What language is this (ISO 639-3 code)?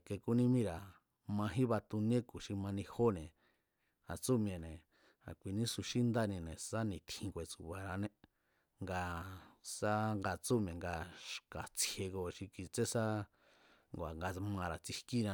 vmz